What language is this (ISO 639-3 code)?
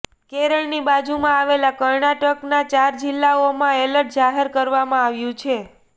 guj